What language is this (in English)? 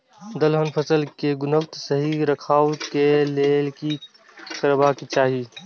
Maithili